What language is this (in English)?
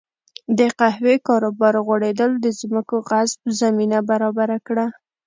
Pashto